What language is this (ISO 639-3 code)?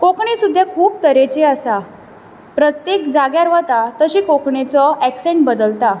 kok